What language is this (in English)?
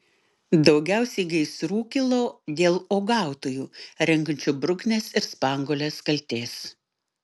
Lithuanian